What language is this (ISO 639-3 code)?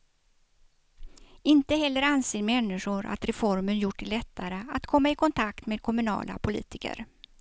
swe